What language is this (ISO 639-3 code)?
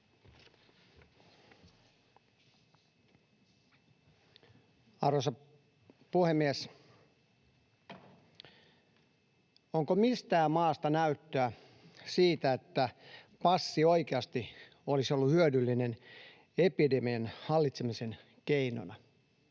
fin